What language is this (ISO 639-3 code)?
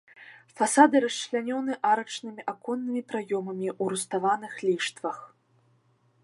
bel